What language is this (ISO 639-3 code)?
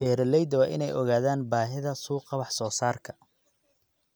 som